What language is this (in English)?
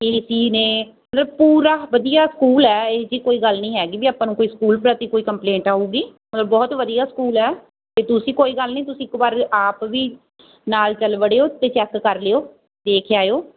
Punjabi